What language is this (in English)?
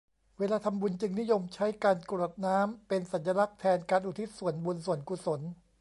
Thai